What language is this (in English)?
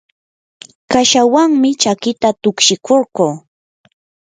Yanahuanca Pasco Quechua